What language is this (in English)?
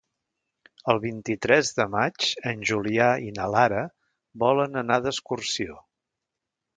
Catalan